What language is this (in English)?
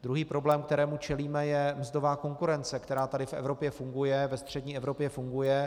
Czech